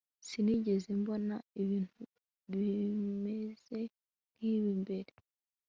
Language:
Kinyarwanda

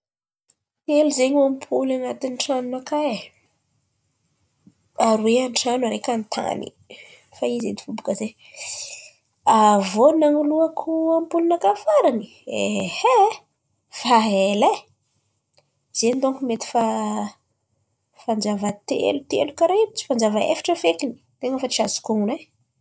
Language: Antankarana Malagasy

